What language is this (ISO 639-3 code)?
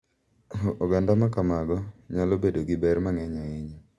luo